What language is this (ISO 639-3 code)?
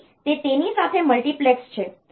guj